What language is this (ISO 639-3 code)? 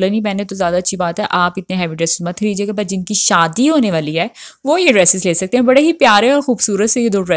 hin